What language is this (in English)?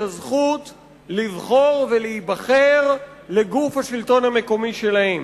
Hebrew